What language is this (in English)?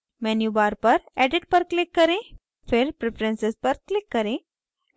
Hindi